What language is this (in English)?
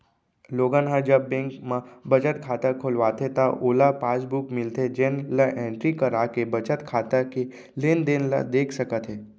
Chhattisgarhi